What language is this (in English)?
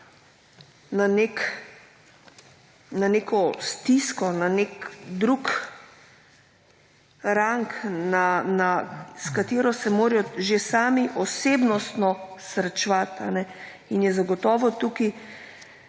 Slovenian